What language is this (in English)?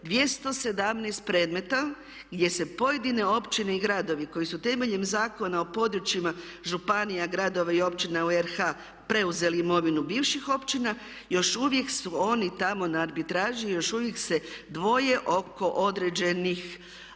Croatian